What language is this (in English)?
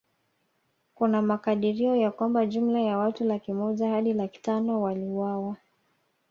Swahili